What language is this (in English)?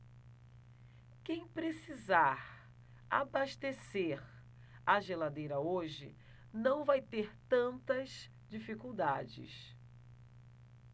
Portuguese